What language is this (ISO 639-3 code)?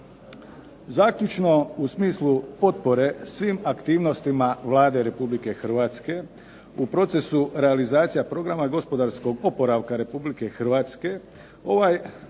hrv